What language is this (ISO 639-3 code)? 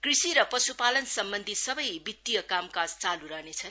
nep